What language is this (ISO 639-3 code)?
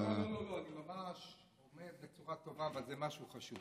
heb